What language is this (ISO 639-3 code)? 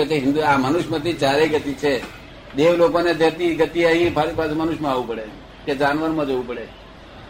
guj